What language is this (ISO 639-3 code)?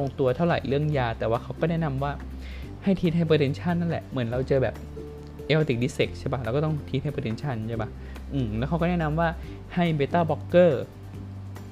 tha